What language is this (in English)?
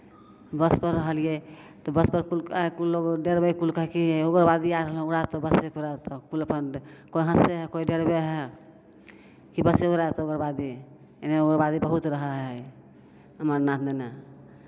Maithili